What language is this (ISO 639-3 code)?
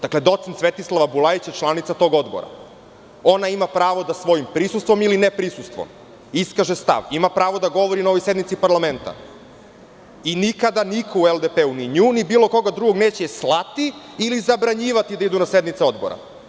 srp